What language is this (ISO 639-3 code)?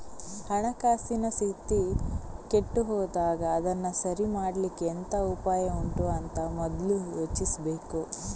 kan